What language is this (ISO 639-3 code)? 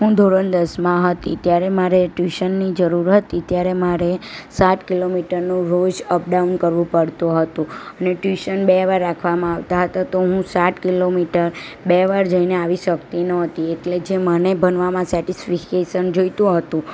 guj